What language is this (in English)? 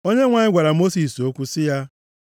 Igbo